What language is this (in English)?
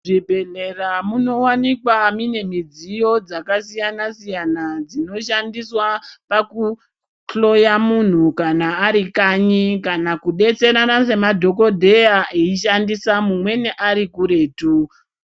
Ndau